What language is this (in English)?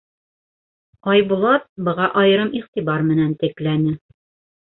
Bashkir